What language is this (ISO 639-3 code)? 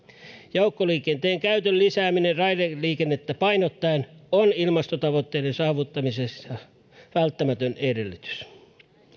fin